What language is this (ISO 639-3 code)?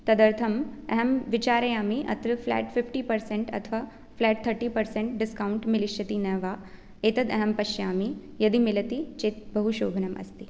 san